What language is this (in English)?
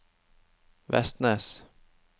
Norwegian